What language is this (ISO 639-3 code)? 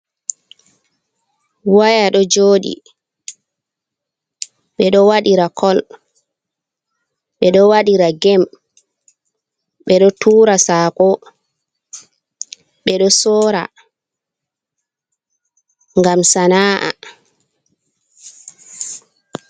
ful